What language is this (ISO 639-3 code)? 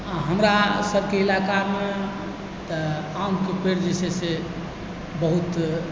mai